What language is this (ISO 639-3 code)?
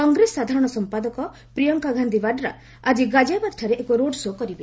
ori